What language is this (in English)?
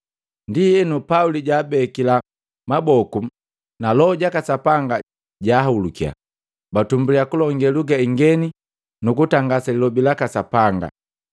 Matengo